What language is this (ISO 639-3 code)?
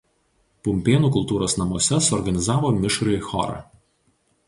lit